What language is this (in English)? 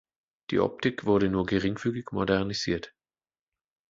German